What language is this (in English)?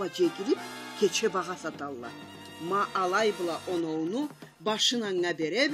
Turkish